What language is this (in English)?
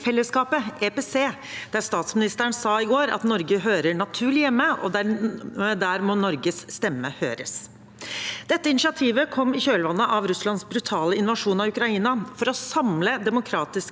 Norwegian